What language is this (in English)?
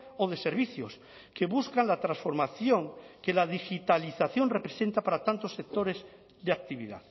Spanish